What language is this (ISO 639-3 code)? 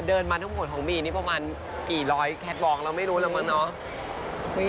tha